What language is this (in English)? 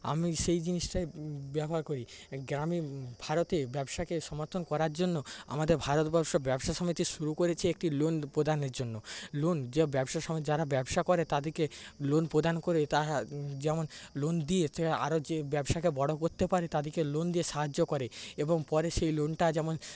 Bangla